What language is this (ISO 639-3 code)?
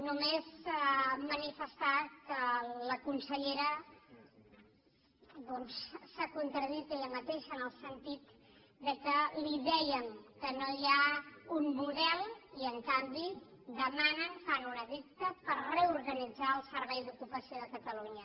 cat